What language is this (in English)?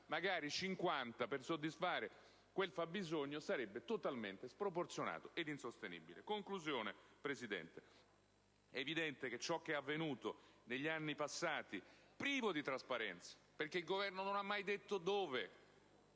Italian